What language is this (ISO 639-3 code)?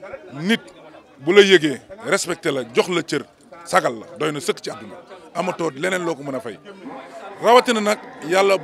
ara